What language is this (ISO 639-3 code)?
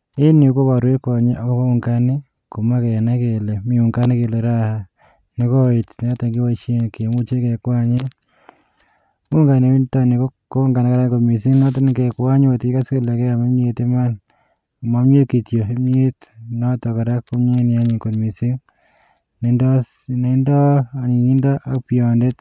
kln